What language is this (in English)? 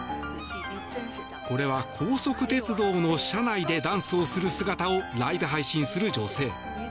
Japanese